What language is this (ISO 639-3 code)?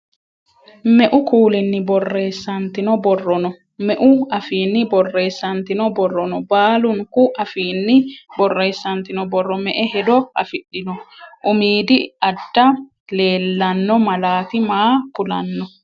sid